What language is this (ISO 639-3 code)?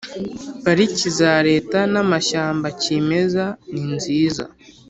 kin